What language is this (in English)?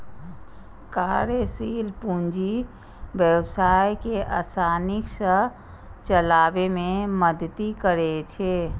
Maithili